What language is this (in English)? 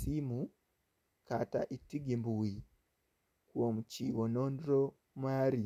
Luo (Kenya and Tanzania)